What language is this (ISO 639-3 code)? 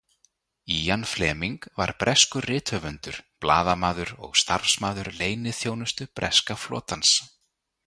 isl